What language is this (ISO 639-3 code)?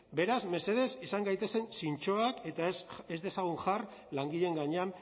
eus